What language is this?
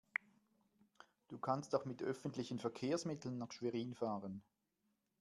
German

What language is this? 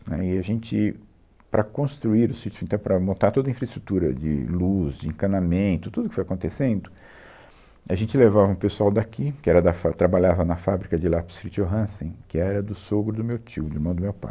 Portuguese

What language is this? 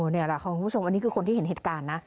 Thai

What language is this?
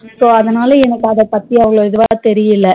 Tamil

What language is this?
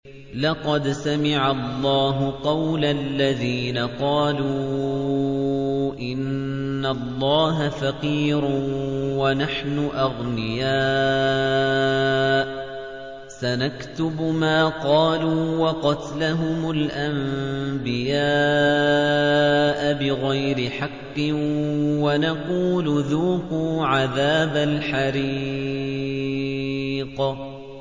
Arabic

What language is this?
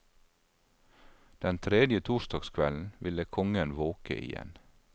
Norwegian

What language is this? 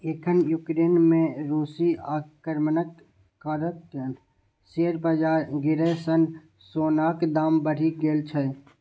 Maithili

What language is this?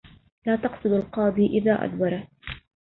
Arabic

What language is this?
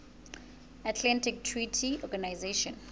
Southern Sotho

